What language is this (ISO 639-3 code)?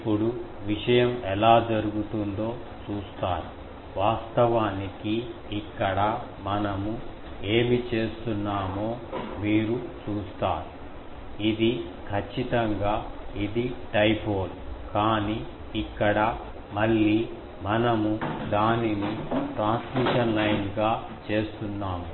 tel